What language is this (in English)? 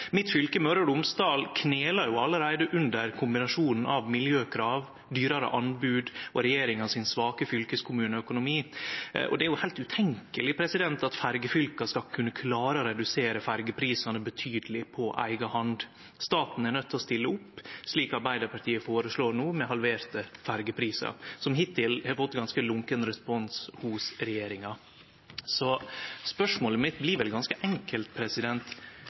Norwegian Nynorsk